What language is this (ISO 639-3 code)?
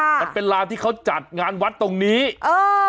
tha